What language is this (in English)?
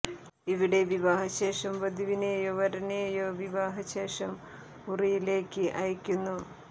Malayalam